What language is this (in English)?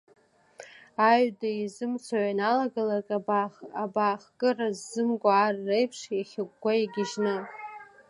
Abkhazian